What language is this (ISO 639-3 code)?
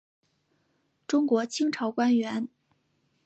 zho